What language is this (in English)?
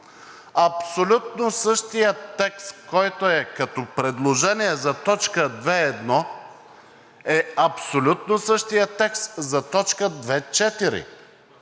Bulgarian